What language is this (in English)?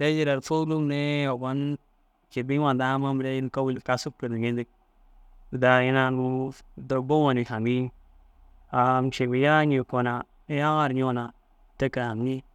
Dazaga